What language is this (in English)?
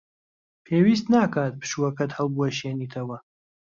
Central Kurdish